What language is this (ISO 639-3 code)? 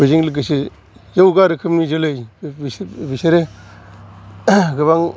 brx